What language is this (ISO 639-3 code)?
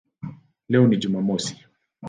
swa